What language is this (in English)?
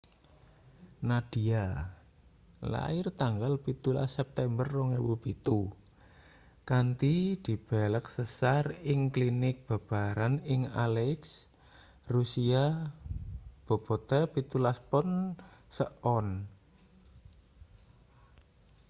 Javanese